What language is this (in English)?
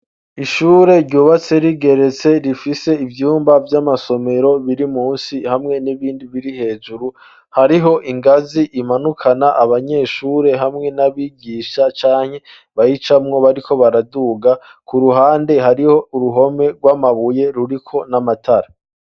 Rundi